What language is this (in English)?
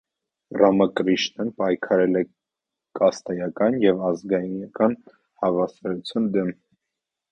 Armenian